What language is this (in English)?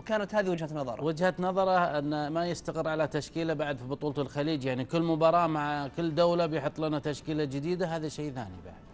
Arabic